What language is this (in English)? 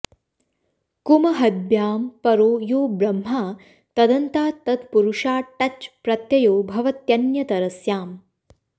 Sanskrit